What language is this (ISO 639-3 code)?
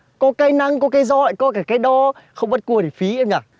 vie